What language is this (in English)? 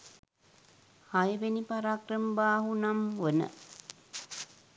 Sinhala